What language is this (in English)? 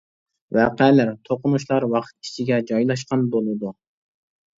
Uyghur